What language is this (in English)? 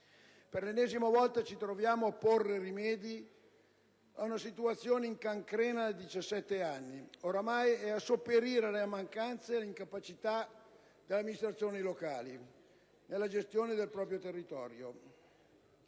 Italian